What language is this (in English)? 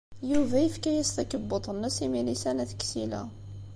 Kabyle